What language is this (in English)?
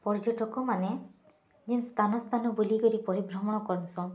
Odia